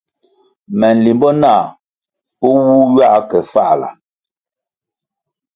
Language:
Kwasio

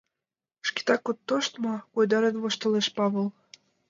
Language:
Mari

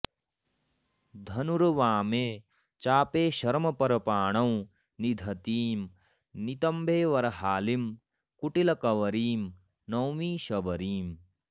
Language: Sanskrit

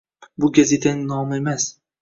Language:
Uzbek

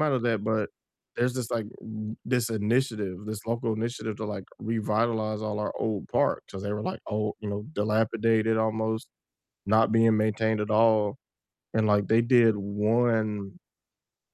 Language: English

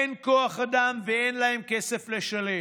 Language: Hebrew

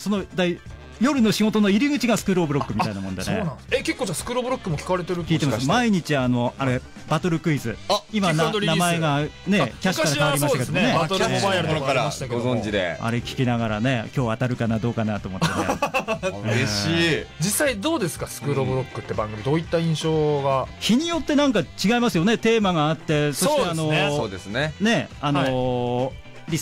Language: Japanese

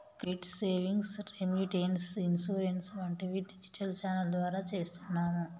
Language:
Telugu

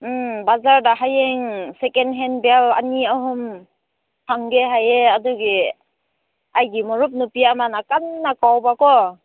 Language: Manipuri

